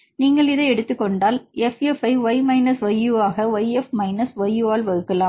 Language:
Tamil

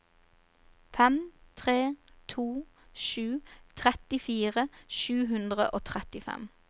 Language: Norwegian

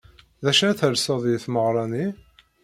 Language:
Kabyle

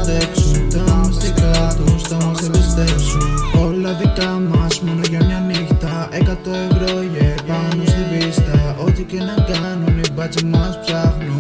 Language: Greek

